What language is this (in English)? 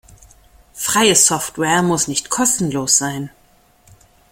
German